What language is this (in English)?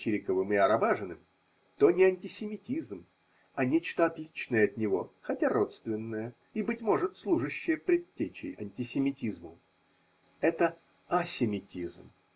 Russian